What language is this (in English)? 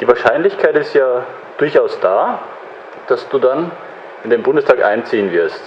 German